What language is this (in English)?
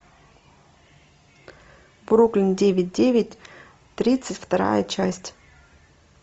Russian